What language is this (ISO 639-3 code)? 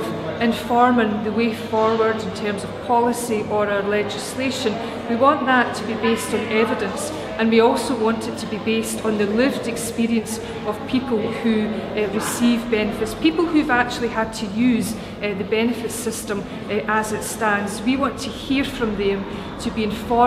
eng